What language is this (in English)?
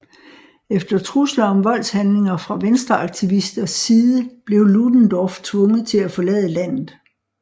Danish